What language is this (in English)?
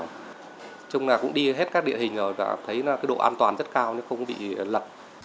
Vietnamese